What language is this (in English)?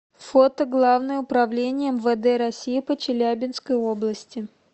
Russian